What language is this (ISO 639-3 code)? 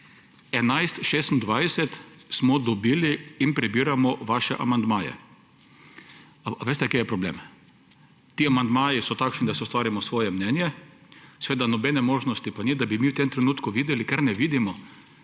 slv